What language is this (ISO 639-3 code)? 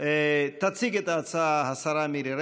heb